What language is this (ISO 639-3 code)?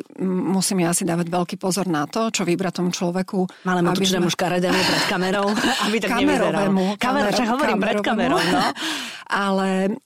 slk